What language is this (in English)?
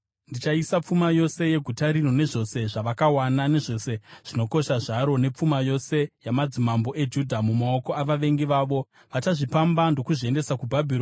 Shona